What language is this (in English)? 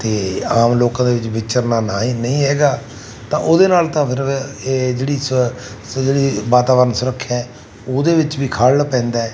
Punjabi